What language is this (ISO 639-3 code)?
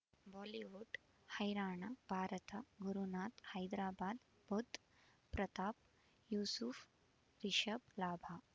kan